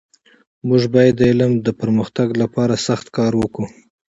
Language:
Pashto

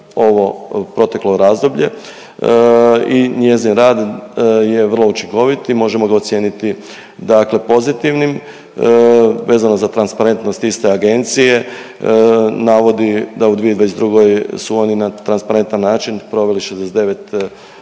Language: Croatian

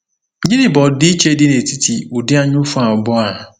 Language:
Igbo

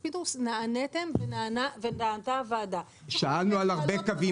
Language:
Hebrew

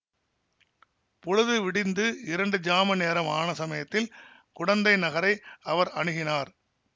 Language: Tamil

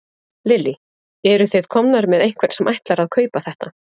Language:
Icelandic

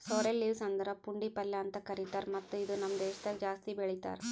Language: Kannada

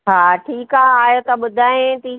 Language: Sindhi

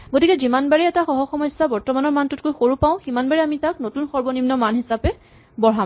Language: Assamese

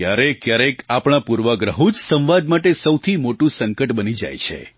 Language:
Gujarati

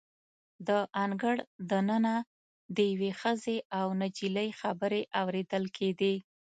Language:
Pashto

